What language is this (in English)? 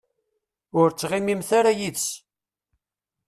Kabyle